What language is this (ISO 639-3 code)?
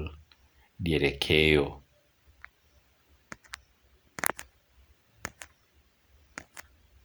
luo